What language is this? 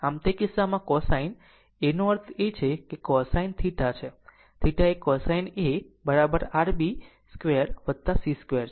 Gujarati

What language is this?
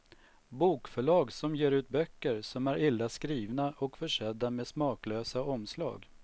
Swedish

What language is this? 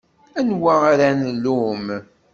Kabyle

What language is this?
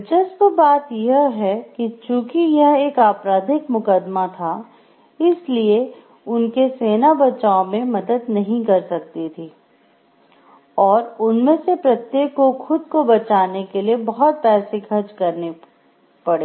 Hindi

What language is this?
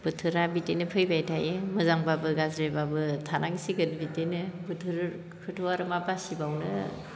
Bodo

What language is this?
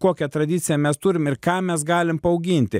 Lithuanian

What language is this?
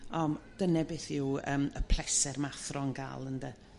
Welsh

